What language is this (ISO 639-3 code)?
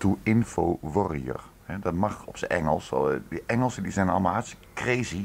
nld